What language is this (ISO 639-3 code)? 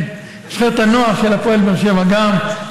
heb